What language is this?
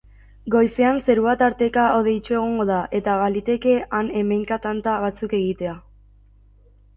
Basque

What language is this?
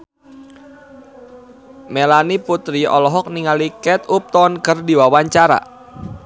Sundanese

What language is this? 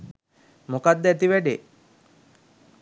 Sinhala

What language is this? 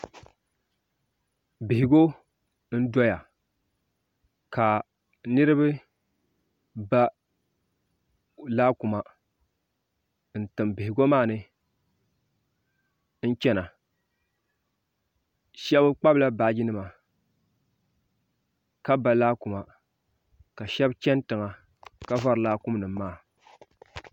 Dagbani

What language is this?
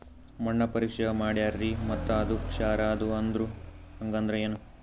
Kannada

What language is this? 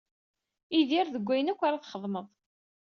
Kabyle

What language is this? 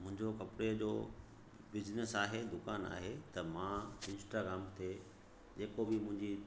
Sindhi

